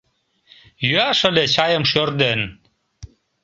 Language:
Mari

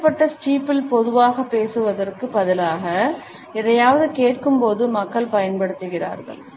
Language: Tamil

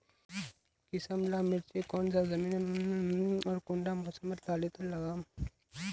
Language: Magahi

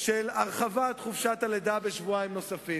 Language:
Hebrew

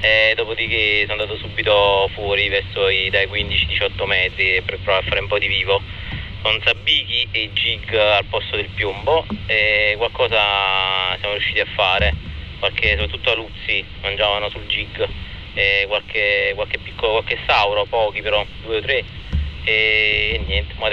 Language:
Italian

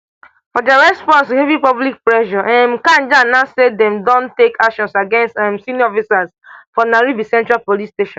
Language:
Nigerian Pidgin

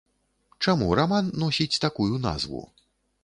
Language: Belarusian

